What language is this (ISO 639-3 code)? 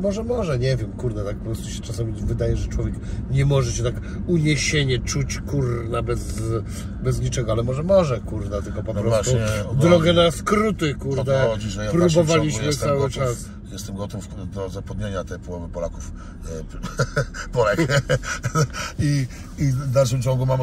pol